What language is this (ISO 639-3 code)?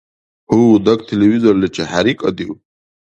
dar